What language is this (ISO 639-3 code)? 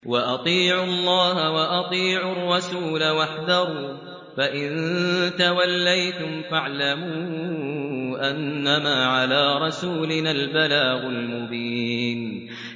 ara